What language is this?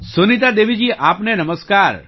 Gujarati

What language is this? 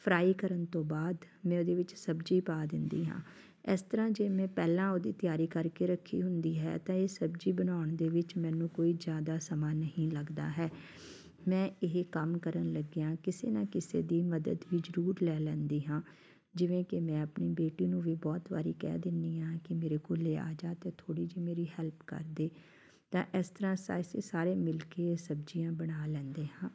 Punjabi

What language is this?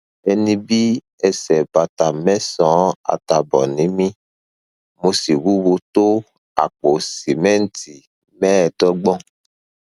Yoruba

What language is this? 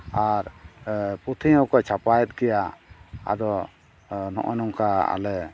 Santali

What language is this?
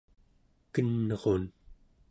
Central Yupik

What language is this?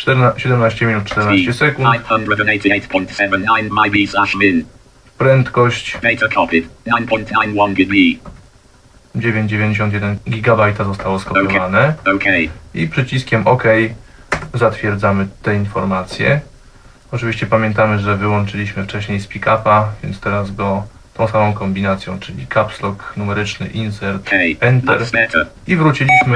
Polish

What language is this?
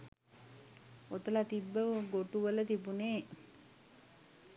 Sinhala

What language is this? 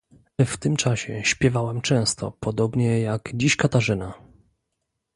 Polish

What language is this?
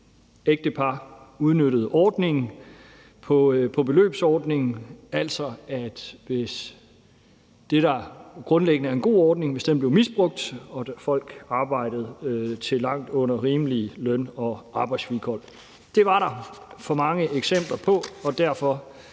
Danish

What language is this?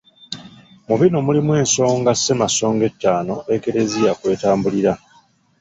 Ganda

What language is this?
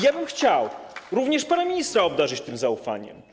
Polish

